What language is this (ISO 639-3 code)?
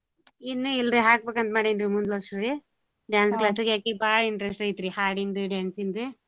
kan